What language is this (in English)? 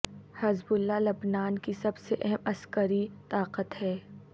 Urdu